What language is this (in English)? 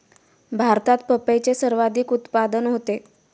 Marathi